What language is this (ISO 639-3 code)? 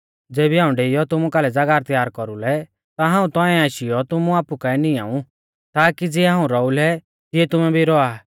bfz